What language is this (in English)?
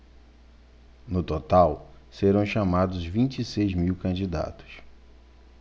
Portuguese